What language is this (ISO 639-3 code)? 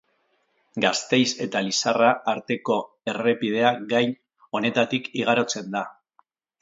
eus